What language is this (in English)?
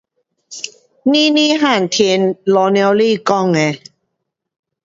Pu-Xian Chinese